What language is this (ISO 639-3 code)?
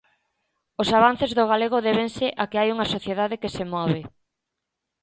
glg